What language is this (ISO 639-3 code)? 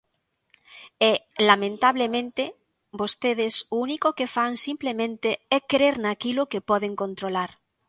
glg